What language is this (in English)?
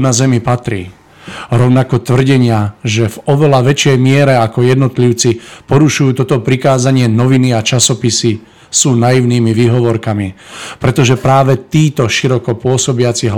Czech